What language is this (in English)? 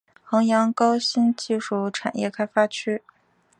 Chinese